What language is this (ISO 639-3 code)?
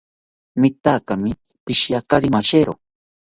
cpy